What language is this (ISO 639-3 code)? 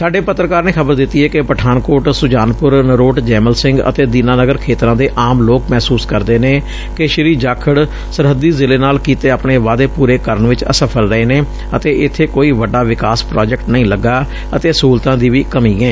pan